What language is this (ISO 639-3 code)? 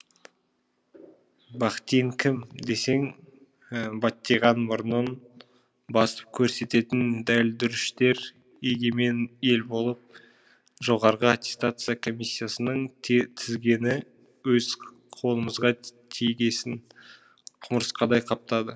kaz